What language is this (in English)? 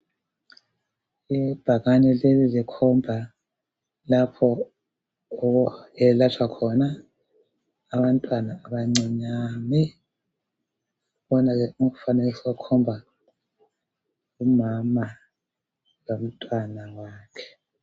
North Ndebele